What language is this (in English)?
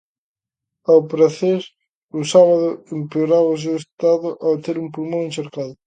Galician